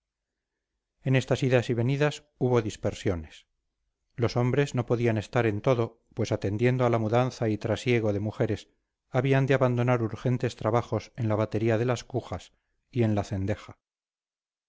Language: Spanish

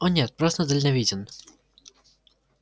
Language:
Russian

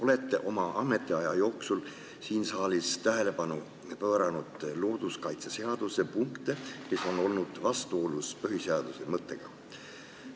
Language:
Estonian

